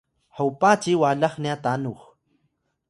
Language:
Atayal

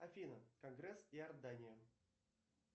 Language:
Russian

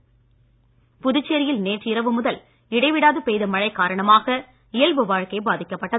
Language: Tamil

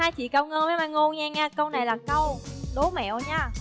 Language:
Vietnamese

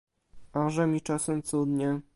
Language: Polish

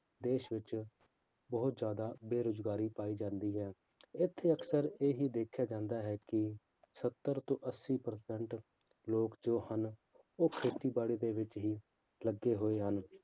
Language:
Punjabi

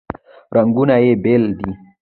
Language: Pashto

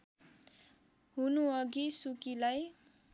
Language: Nepali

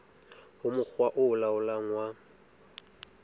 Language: Southern Sotho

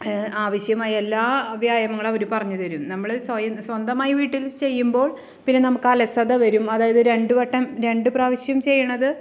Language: Malayalam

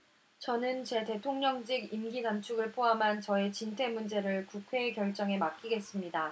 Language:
Korean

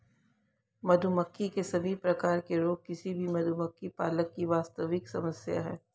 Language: Hindi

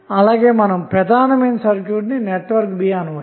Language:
Telugu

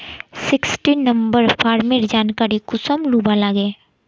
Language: Magahi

